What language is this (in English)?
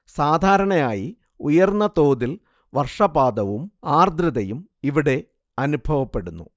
Malayalam